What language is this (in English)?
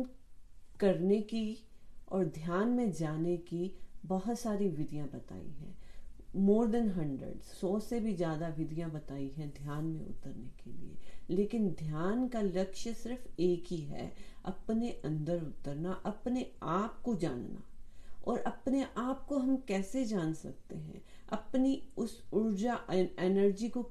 Hindi